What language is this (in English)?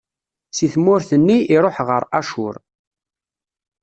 Kabyle